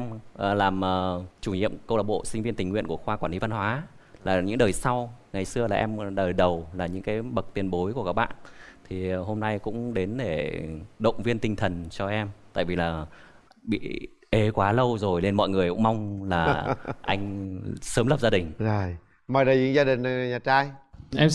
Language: Vietnamese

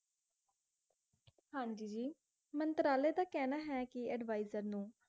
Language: Punjabi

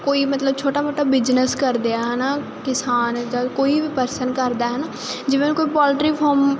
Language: Punjabi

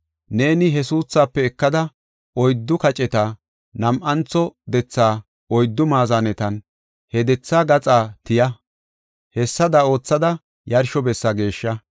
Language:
Gofa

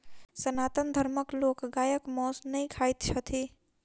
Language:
Maithili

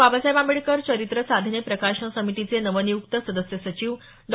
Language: Marathi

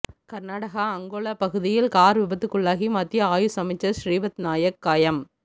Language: Tamil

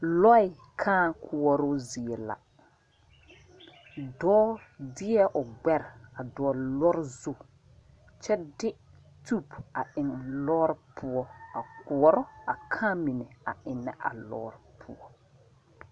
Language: Southern Dagaare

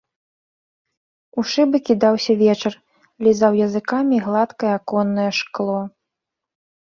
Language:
Belarusian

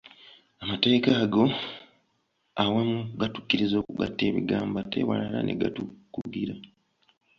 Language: Ganda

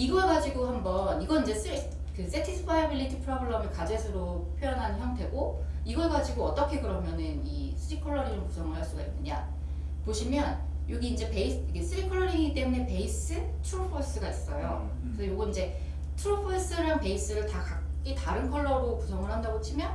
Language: Korean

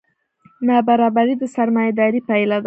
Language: Pashto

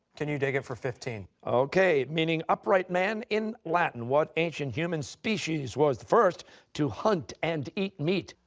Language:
English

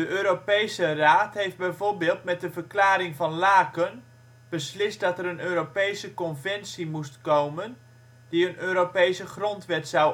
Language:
Dutch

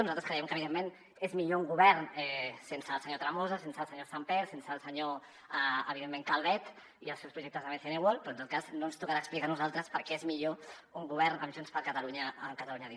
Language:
Catalan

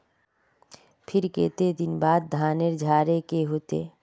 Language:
Magahi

